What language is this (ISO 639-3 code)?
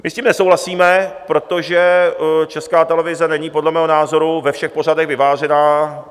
ces